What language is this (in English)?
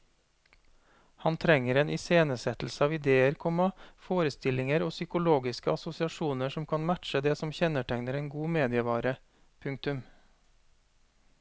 Norwegian